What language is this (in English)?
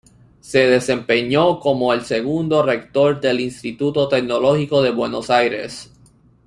Spanish